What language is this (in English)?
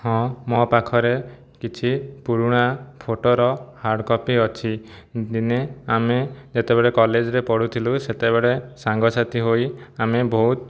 Odia